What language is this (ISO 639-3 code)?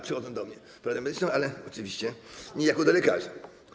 pol